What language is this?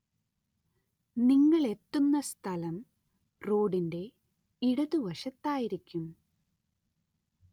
Malayalam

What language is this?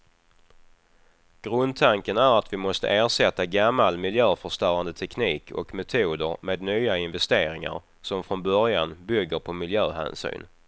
Swedish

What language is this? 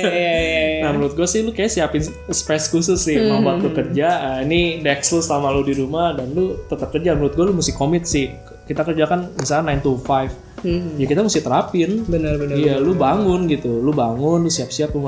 Indonesian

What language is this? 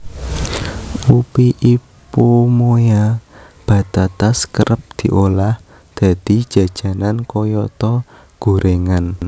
Javanese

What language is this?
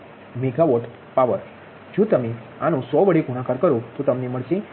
Gujarati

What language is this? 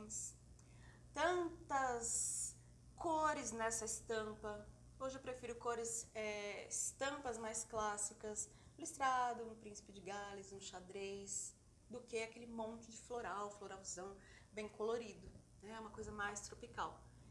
Portuguese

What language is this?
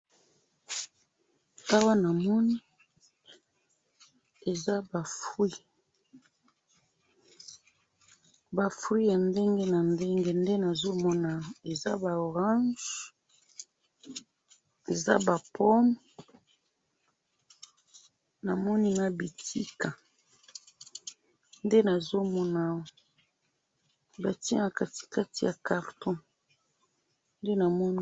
Lingala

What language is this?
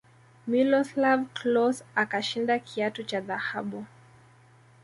Swahili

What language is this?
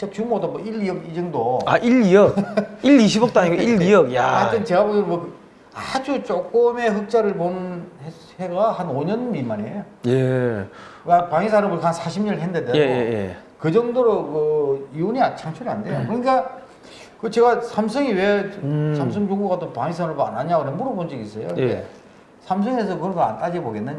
Korean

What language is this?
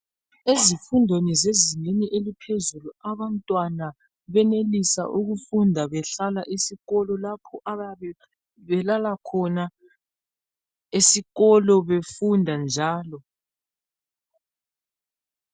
North Ndebele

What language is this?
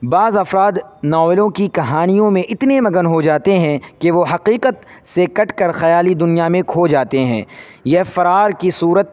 Urdu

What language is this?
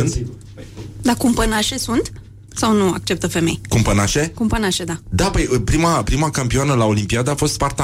Romanian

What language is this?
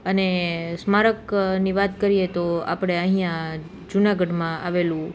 Gujarati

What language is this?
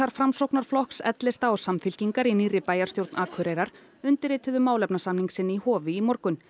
Icelandic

